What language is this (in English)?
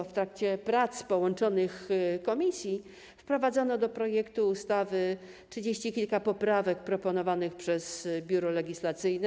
Polish